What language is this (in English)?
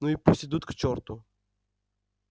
Russian